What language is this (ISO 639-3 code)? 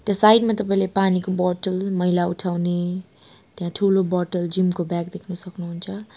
nep